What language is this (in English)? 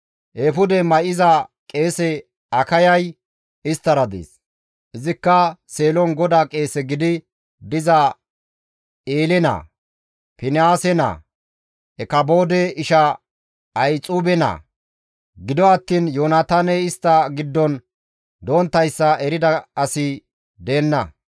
Gamo